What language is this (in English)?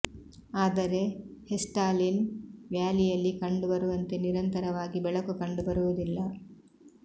Kannada